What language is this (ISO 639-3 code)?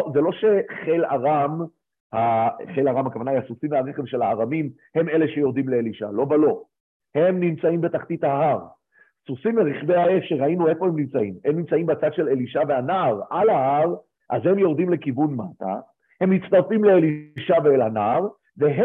heb